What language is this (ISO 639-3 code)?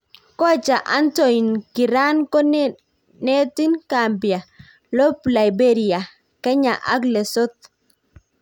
kln